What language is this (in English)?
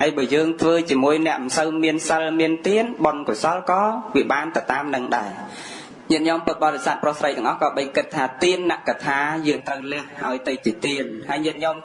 Vietnamese